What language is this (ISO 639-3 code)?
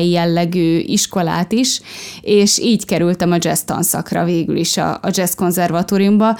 hun